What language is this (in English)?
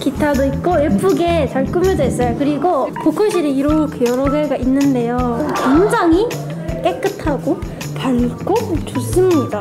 Korean